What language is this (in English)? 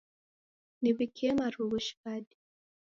Taita